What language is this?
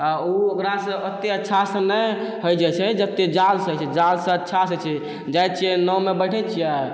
Maithili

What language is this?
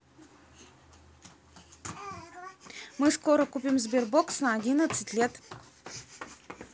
Russian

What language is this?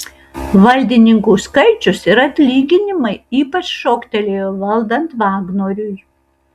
Lithuanian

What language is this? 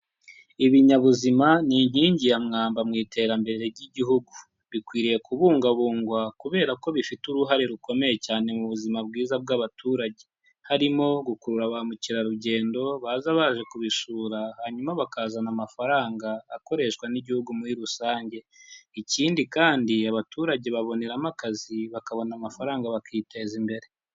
Kinyarwanda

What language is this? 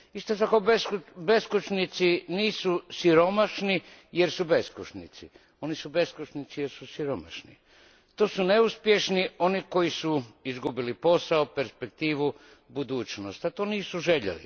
Croatian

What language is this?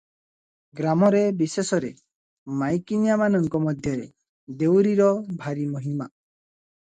Odia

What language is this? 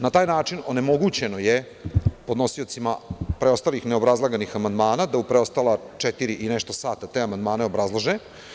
Serbian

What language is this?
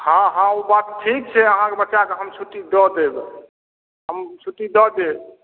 Maithili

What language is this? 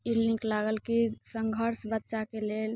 Maithili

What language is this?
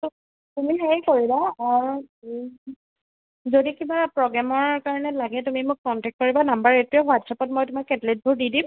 Assamese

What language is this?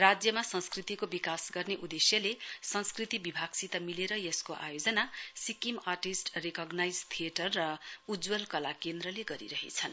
Nepali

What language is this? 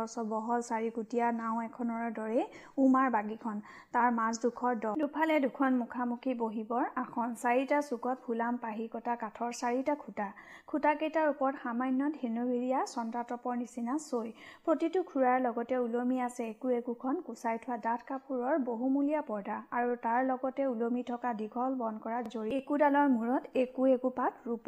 Hindi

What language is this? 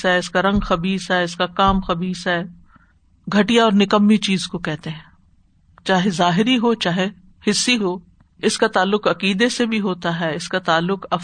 Urdu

